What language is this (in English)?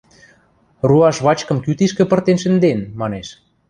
Western Mari